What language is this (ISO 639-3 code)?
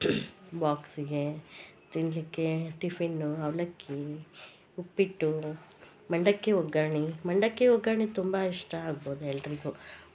kan